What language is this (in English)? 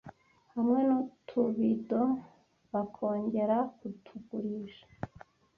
Kinyarwanda